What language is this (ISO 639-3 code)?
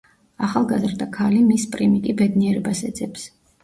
kat